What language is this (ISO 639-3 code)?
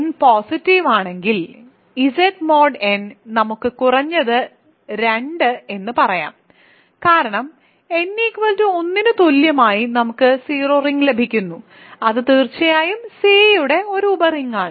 mal